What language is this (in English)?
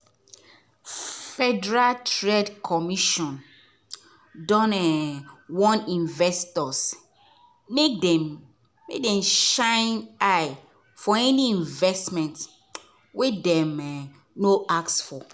Nigerian Pidgin